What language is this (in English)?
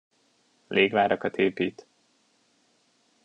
Hungarian